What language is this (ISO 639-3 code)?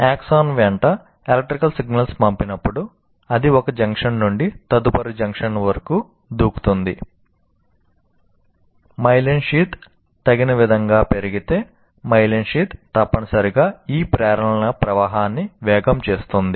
tel